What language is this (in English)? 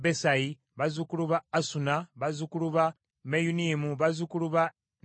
Ganda